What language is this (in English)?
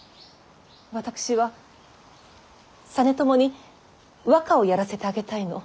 Japanese